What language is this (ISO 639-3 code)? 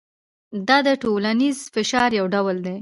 pus